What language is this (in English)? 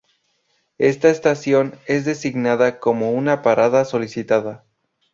Spanish